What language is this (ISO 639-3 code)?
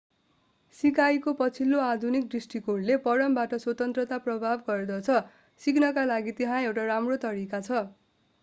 nep